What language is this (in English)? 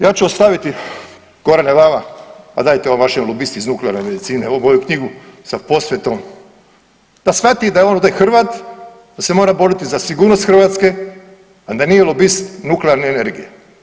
Croatian